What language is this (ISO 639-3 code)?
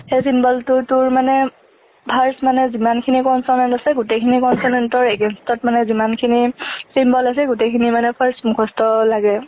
asm